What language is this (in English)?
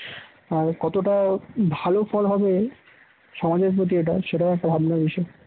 Bangla